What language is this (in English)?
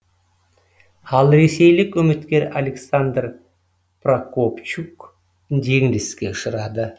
Kazakh